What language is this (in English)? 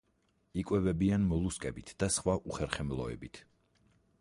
Georgian